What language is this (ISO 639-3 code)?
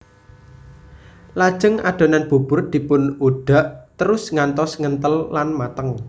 jav